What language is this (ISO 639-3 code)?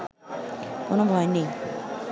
ben